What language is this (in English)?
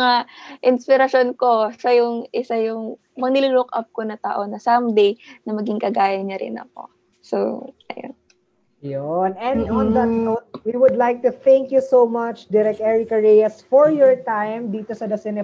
Filipino